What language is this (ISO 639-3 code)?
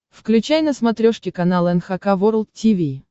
rus